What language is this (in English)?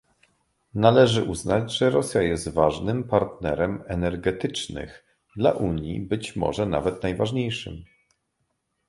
Polish